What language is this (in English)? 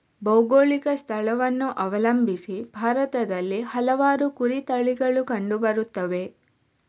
Kannada